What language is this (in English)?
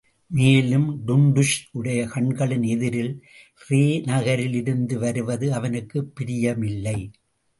Tamil